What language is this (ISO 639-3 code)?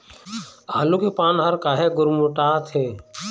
hne